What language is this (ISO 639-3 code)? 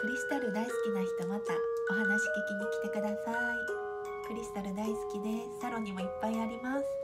jpn